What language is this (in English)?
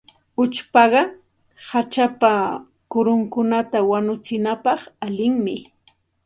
Santa Ana de Tusi Pasco Quechua